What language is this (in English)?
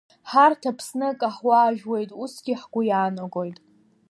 Abkhazian